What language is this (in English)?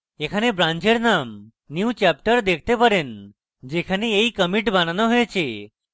Bangla